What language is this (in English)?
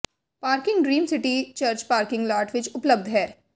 Punjabi